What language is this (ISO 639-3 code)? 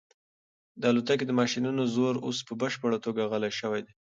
pus